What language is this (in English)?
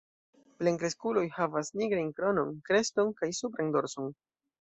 Esperanto